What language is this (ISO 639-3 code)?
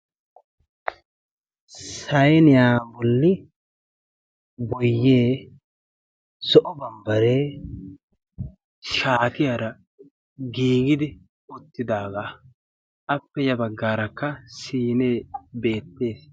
wal